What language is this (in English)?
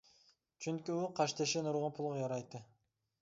Uyghur